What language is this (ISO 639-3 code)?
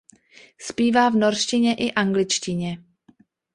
ces